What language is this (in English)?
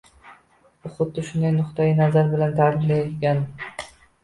Uzbek